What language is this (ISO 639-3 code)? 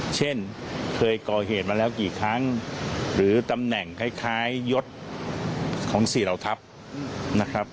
tha